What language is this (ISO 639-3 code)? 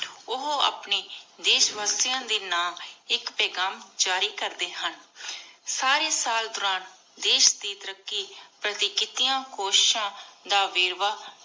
pan